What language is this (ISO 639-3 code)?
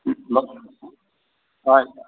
kok